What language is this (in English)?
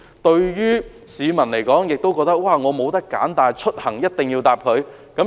Cantonese